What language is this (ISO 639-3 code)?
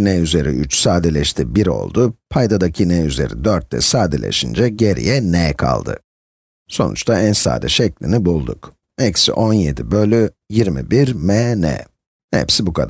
tur